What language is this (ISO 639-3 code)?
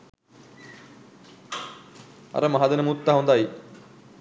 sin